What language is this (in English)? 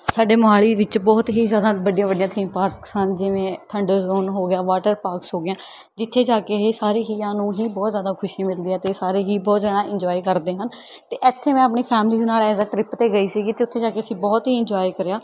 Punjabi